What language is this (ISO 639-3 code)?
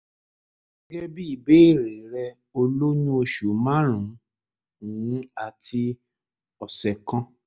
yor